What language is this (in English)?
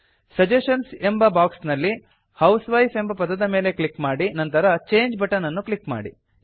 Kannada